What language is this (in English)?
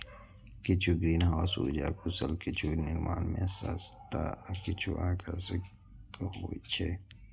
Maithili